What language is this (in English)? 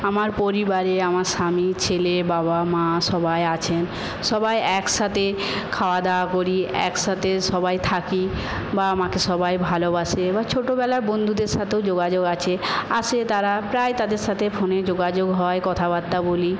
Bangla